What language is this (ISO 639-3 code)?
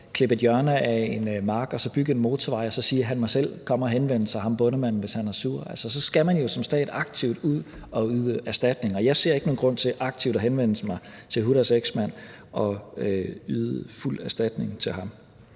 dan